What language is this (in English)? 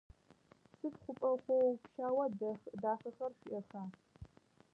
Adyghe